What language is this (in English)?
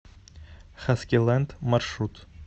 Russian